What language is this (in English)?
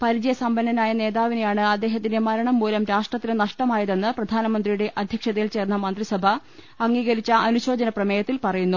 Malayalam